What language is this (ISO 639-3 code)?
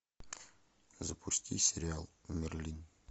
rus